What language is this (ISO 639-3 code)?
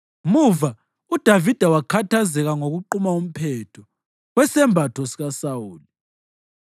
nde